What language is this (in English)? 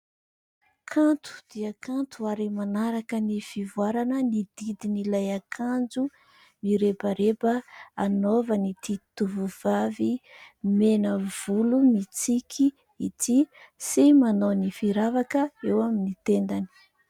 Malagasy